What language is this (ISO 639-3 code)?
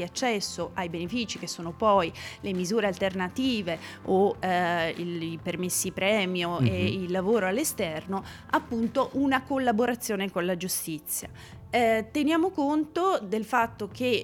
ita